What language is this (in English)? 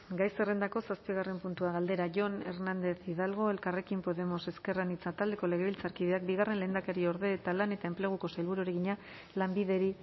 Basque